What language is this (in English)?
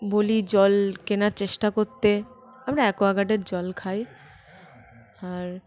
Bangla